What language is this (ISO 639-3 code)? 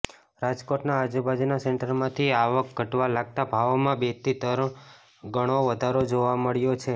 guj